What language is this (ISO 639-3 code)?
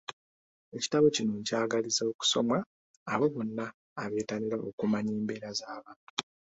lug